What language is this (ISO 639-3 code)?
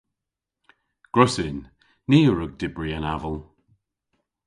cor